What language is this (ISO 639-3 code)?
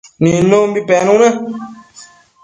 mcf